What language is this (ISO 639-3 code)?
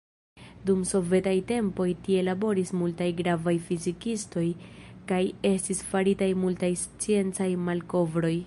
epo